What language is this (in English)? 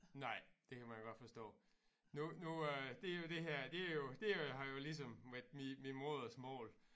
Danish